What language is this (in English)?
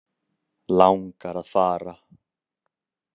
Icelandic